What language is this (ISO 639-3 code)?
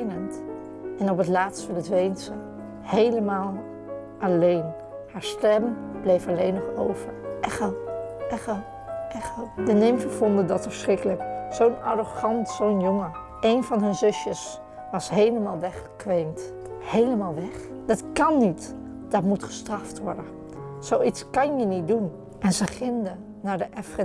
nld